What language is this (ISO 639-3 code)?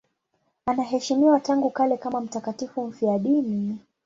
swa